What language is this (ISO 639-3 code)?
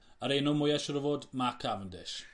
cym